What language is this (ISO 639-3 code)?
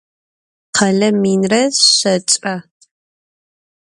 ady